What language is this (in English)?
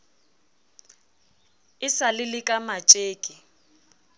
Southern Sotho